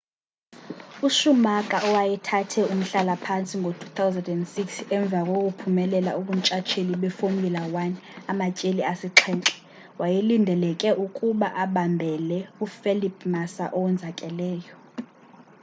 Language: Xhosa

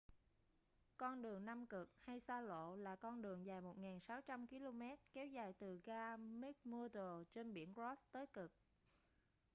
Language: Vietnamese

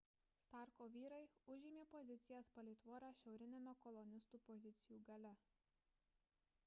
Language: Lithuanian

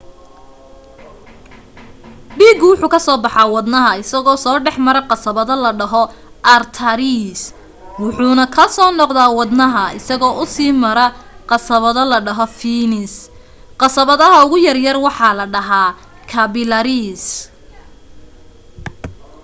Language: Somali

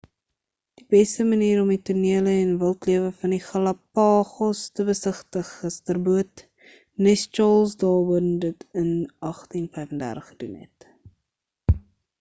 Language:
Afrikaans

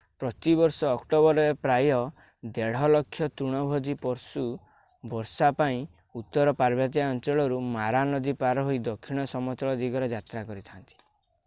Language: Odia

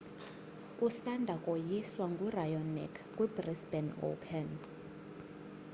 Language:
Xhosa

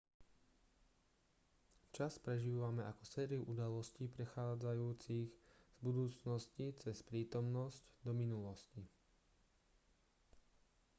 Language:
Slovak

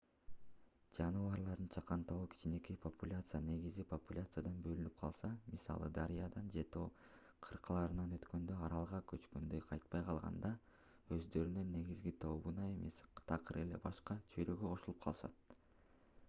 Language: Kyrgyz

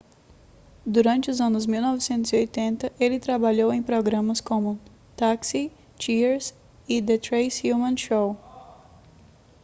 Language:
Portuguese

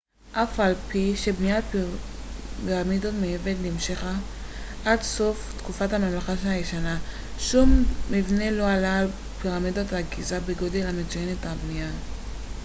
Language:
Hebrew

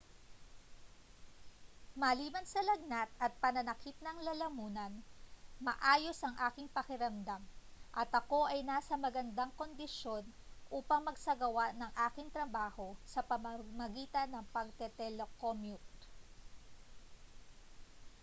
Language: Filipino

